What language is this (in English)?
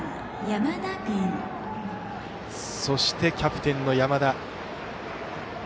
Japanese